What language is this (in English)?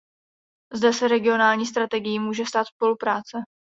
Czech